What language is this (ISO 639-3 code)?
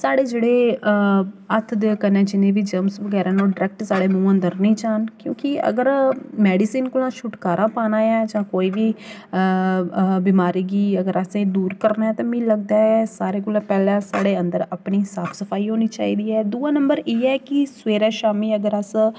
doi